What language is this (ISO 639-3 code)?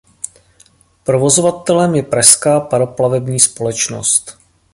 ces